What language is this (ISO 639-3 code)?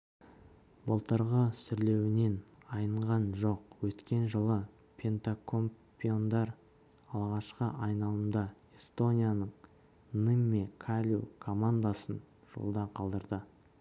kaz